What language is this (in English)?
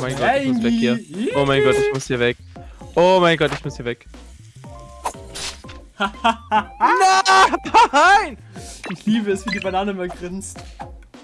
German